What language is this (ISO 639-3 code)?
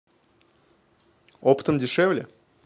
rus